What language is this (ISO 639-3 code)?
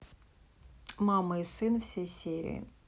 rus